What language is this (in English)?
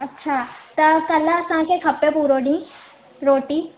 Sindhi